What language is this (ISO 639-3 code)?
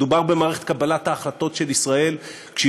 heb